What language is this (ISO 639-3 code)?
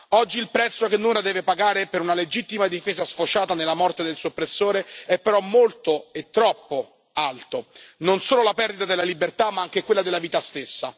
ita